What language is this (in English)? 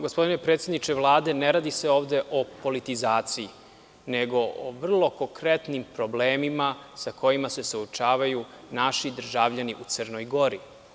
Serbian